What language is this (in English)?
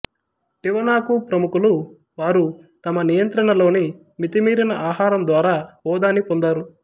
Telugu